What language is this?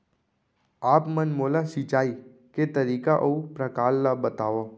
Chhattisgarhi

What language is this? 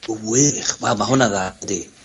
Welsh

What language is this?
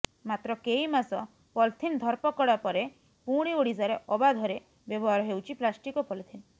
Odia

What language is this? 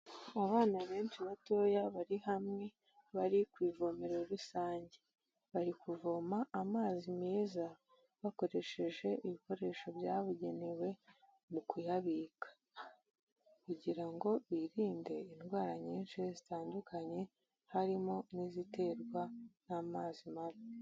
Kinyarwanda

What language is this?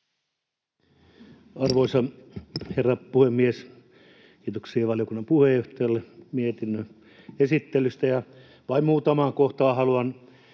Finnish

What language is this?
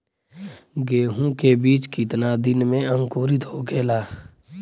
Bhojpuri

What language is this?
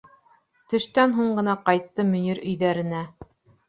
Bashkir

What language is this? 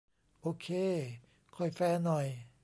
Thai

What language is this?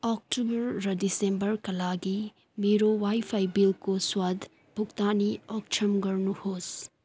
Nepali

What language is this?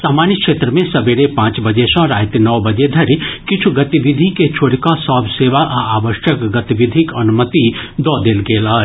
Maithili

